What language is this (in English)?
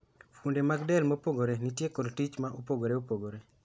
Luo (Kenya and Tanzania)